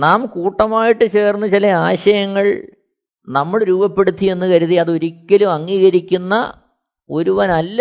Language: Malayalam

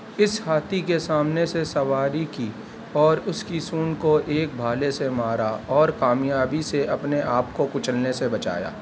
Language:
Urdu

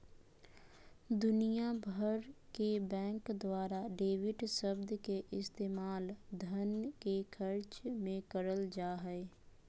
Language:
Magahi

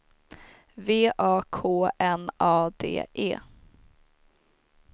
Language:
Swedish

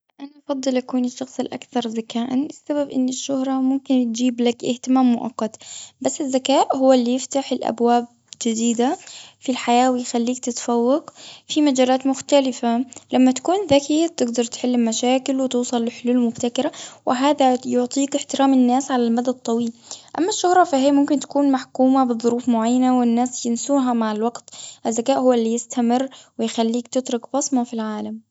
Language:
Gulf Arabic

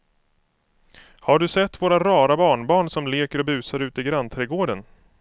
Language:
Swedish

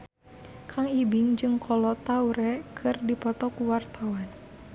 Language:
Sundanese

